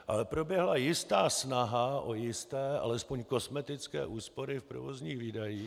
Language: Czech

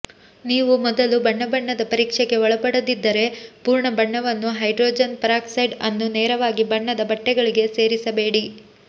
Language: Kannada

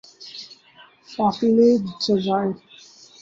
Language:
Urdu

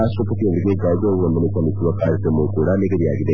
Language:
Kannada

